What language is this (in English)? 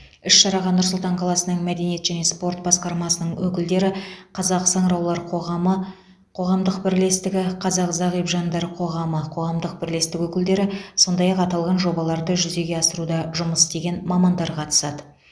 Kazakh